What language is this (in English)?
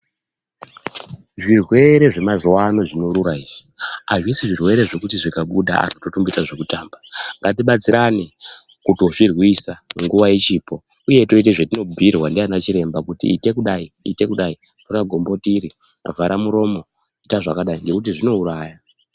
Ndau